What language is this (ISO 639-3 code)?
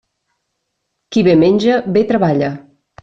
cat